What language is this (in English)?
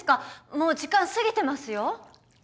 Japanese